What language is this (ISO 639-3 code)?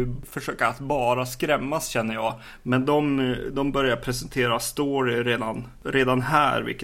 swe